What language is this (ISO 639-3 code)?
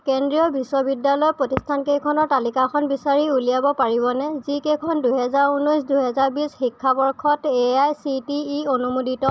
asm